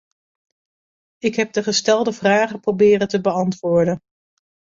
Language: Dutch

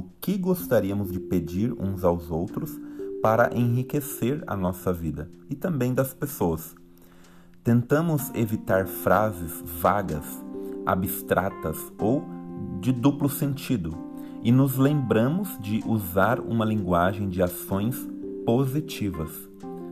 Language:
Portuguese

